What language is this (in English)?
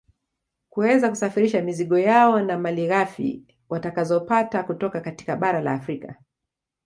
Swahili